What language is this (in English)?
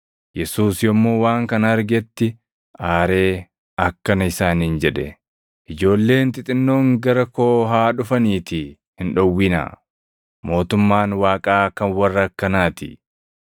Oromo